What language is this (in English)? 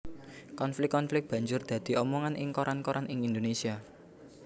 Javanese